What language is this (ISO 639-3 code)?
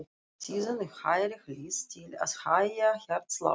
isl